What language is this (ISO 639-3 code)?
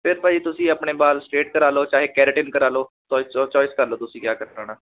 pan